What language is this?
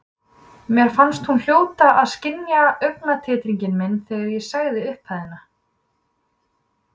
Icelandic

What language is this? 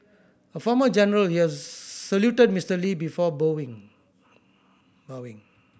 English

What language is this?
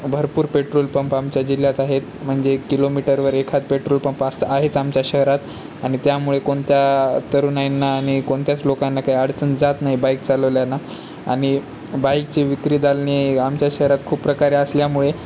Marathi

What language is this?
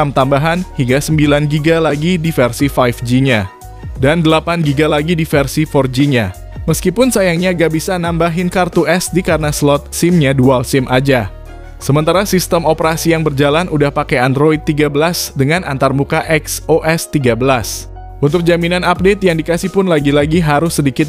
Indonesian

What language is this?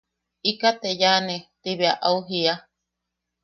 Yaqui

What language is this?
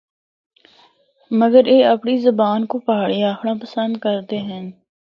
Northern Hindko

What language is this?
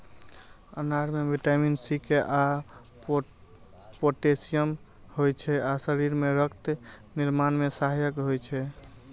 Maithili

